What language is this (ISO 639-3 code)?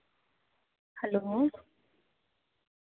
doi